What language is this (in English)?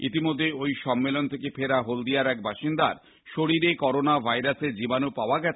Bangla